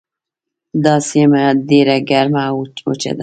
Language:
Pashto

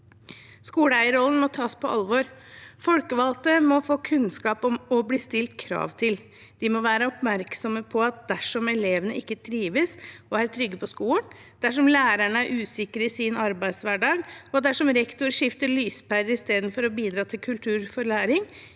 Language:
Norwegian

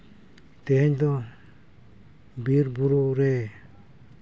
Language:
Santali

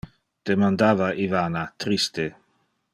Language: Interlingua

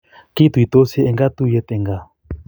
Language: Kalenjin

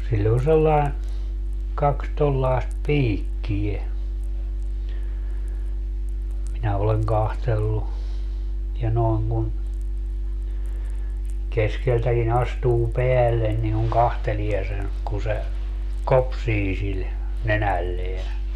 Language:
Finnish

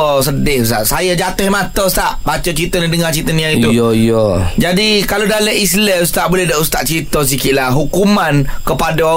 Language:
Malay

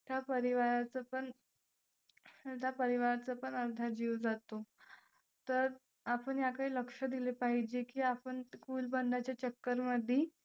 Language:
Marathi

